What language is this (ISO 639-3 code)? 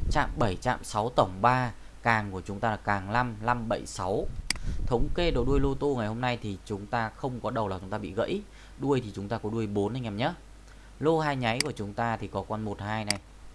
vie